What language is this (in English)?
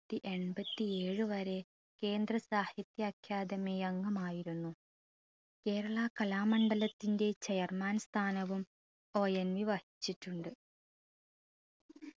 Malayalam